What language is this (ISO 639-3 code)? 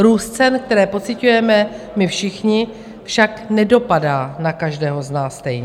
ces